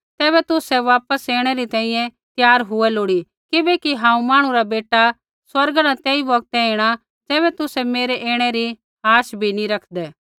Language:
Kullu Pahari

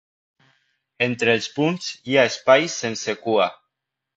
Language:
Catalan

